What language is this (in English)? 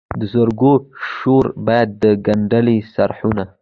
Pashto